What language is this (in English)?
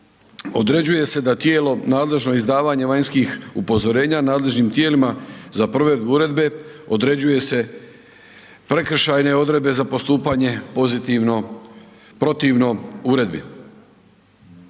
Croatian